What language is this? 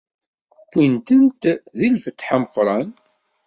Kabyle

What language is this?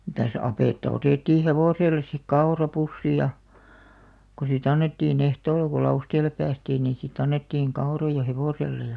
Finnish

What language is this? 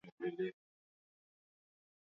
Swahili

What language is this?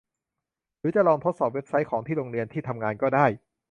Thai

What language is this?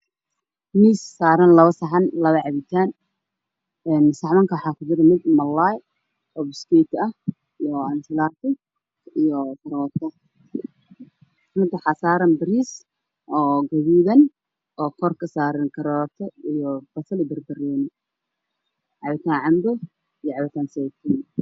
Somali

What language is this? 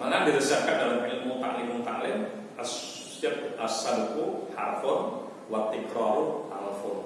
Indonesian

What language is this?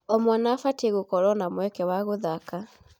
Kikuyu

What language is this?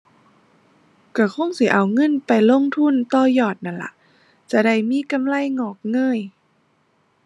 Thai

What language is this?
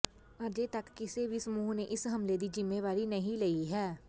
Punjabi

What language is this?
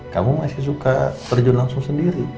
Indonesian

